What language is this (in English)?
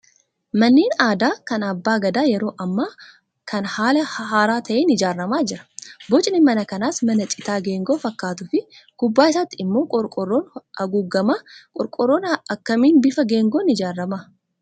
Oromo